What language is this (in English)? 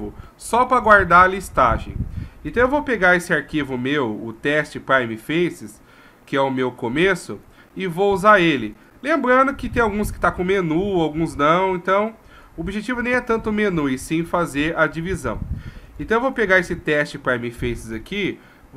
Portuguese